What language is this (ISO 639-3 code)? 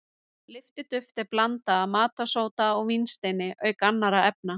isl